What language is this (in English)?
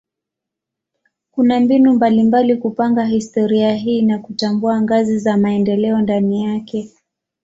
Swahili